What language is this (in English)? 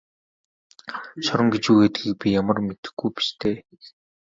Mongolian